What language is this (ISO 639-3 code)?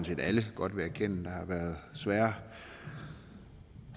dan